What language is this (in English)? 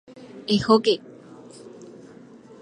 Guarani